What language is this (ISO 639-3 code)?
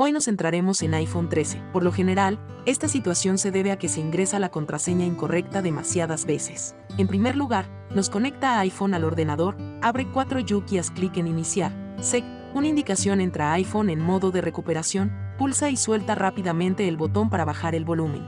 spa